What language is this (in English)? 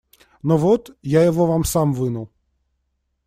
Russian